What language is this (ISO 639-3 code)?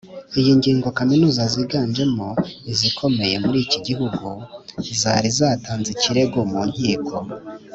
kin